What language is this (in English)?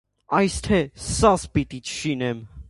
Armenian